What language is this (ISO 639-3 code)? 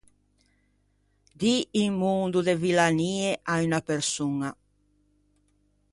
lij